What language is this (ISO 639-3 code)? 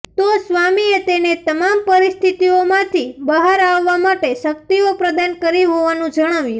guj